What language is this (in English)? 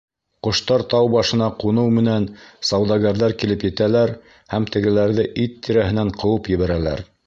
Bashkir